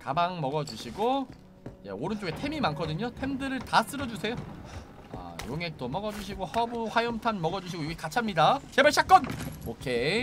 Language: Korean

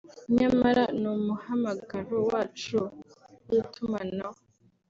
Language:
Kinyarwanda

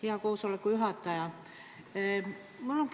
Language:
Estonian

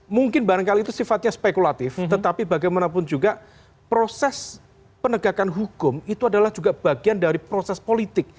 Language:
Indonesian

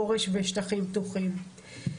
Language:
Hebrew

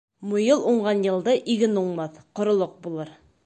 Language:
Bashkir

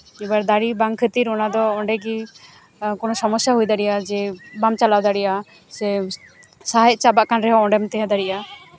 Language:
Santali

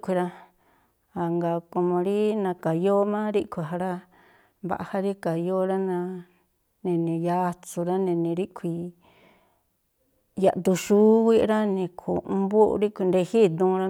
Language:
Tlacoapa Me'phaa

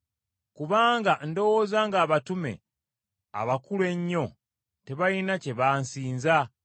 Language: Ganda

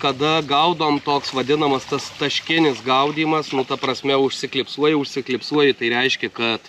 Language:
Lithuanian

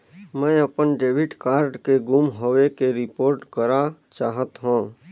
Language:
Chhattisgarhi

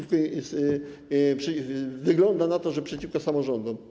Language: Polish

